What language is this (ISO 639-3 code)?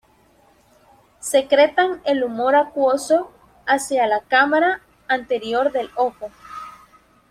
spa